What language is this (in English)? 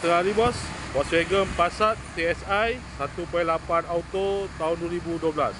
Malay